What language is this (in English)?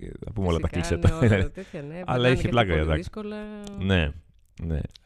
Greek